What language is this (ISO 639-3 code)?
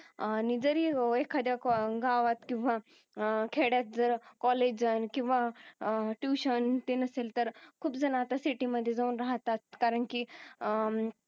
mar